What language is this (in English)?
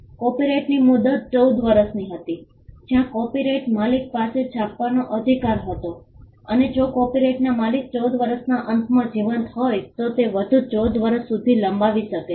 Gujarati